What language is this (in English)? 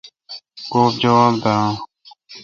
Kalkoti